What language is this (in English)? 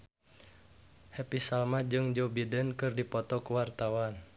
Sundanese